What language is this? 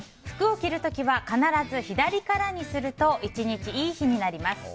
Japanese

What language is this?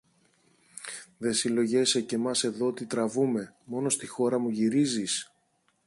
Greek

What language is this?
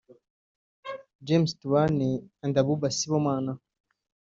Kinyarwanda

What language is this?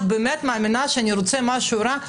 Hebrew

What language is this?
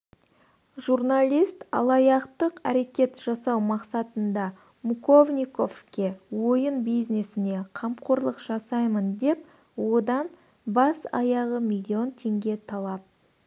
Kazakh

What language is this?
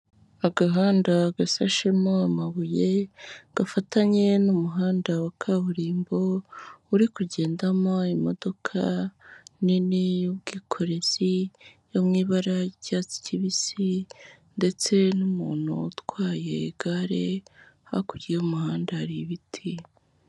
Kinyarwanda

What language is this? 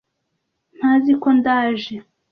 Kinyarwanda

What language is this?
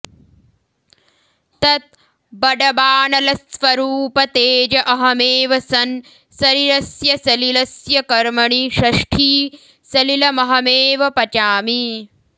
Sanskrit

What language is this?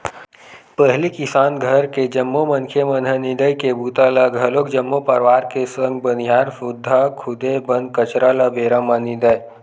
Chhattisgarhi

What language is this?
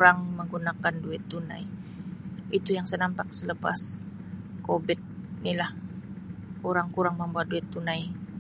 Sabah Malay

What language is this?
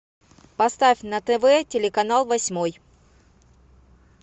Russian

